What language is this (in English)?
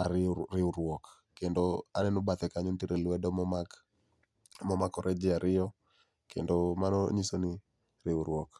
Luo (Kenya and Tanzania)